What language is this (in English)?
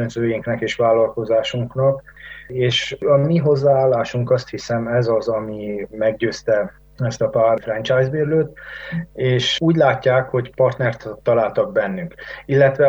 Hungarian